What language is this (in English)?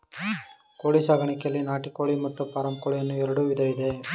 Kannada